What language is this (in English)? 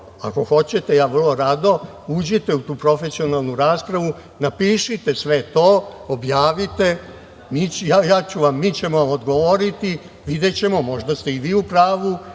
Serbian